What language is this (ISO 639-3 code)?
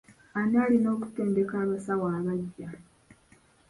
lug